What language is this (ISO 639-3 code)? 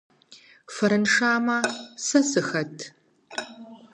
kbd